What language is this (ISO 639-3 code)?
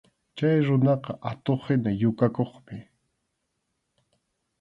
qxu